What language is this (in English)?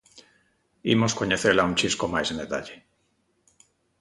Galician